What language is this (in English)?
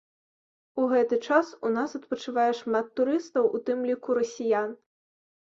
Belarusian